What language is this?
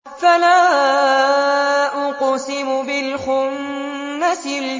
Arabic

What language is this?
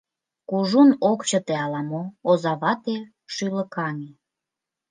Mari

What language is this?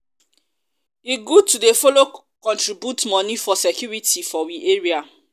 Nigerian Pidgin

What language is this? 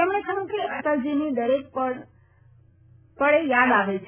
Gujarati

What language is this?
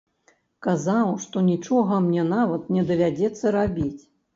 Belarusian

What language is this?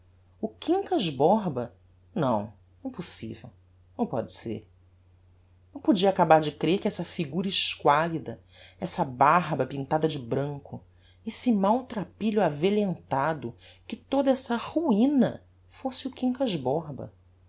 Portuguese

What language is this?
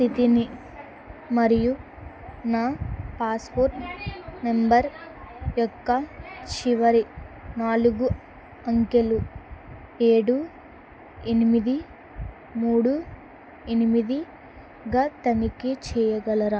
Telugu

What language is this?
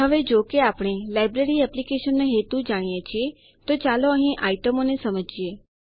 Gujarati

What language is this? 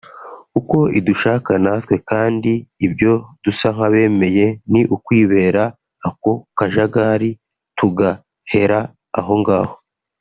Kinyarwanda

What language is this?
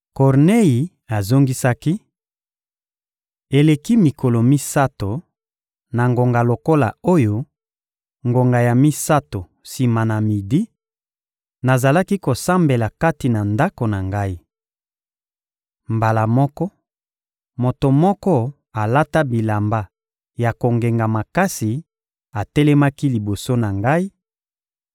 Lingala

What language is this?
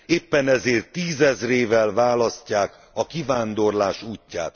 Hungarian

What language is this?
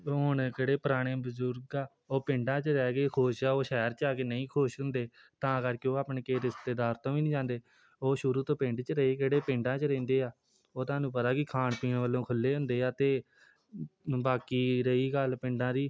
Punjabi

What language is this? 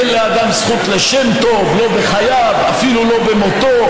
Hebrew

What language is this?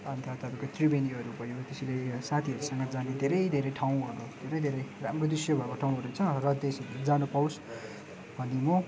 Nepali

